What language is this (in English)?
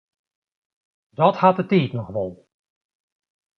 Western Frisian